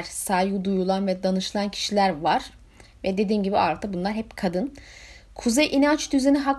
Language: Turkish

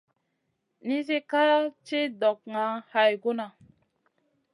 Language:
Masana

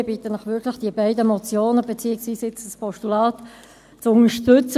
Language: Swiss German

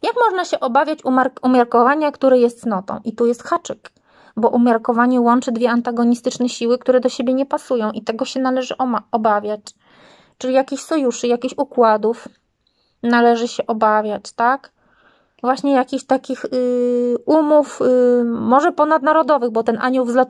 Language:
Polish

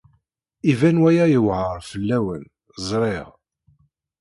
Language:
Kabyle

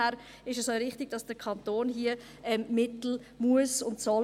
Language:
Swiss German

